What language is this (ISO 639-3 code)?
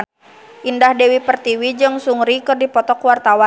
sun